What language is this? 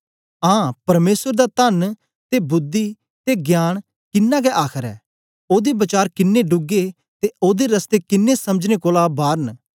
Dogri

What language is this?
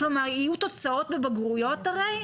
Hebrew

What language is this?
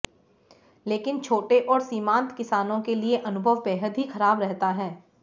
Hindi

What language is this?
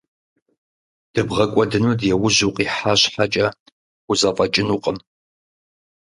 Kabardian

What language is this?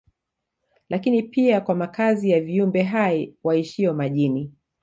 Swahili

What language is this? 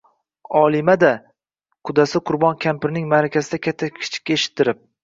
Uzbek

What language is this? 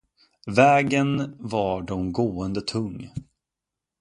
Swedish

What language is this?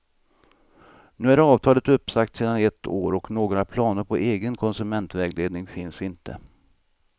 Swedish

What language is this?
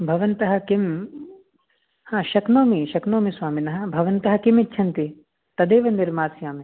Sanskrit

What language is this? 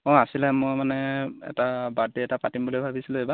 Assamese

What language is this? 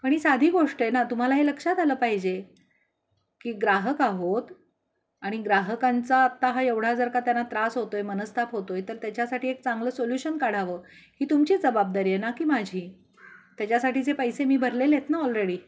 Marathi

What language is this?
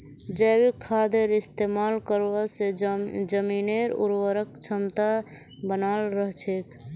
Magahi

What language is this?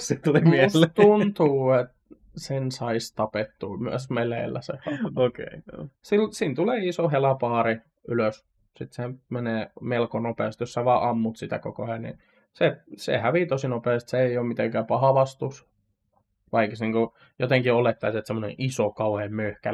Finnish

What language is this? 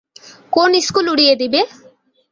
Bangla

